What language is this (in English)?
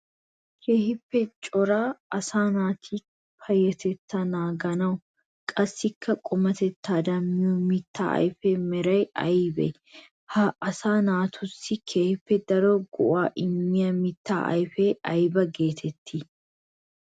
Wolaytta